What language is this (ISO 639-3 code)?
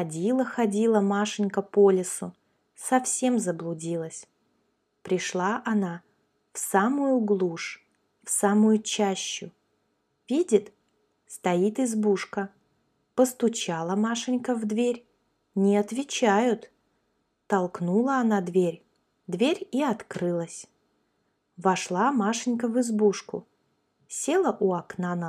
rus